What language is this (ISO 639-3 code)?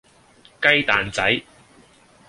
yue